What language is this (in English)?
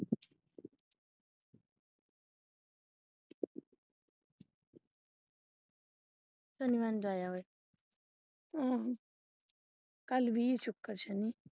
Punjabi